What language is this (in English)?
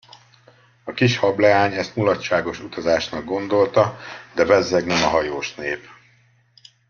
Hungarian